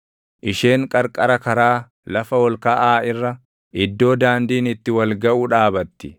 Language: Oromo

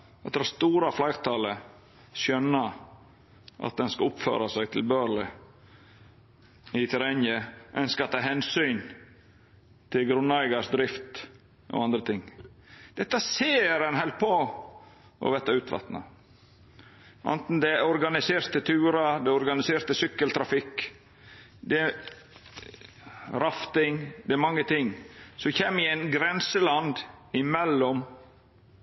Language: Norwegian Nynorsk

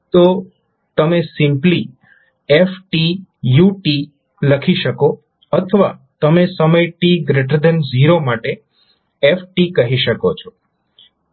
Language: Gujarati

